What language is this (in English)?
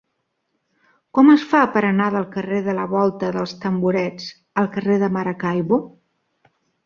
Catalan